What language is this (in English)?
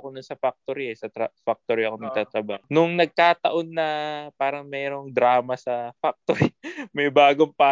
Filipino